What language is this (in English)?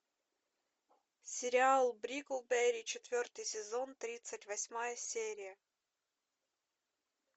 Russian